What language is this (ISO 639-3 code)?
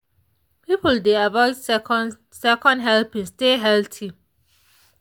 pcm